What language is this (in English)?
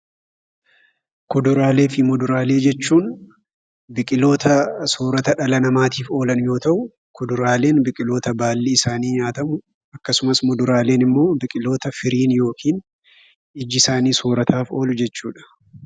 Oromo